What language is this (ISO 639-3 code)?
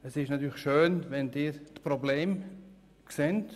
gsw